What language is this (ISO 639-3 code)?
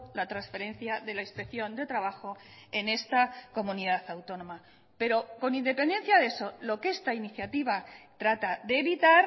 spa